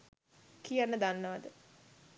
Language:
Sinhala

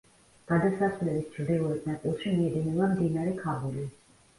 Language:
Georgian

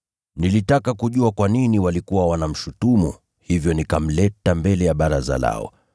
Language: Swahili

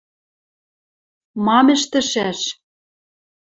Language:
Western Mari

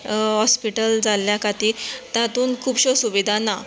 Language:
Konkani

